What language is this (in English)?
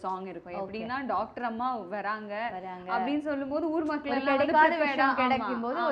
Tamil